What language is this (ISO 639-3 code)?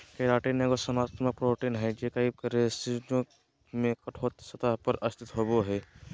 mag